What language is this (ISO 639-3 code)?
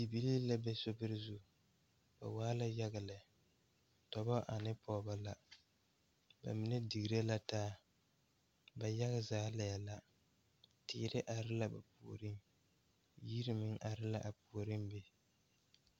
dga